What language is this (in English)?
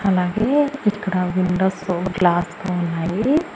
Telugu